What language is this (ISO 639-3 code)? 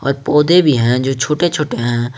hin